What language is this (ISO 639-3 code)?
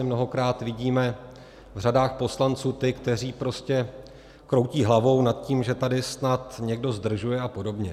ces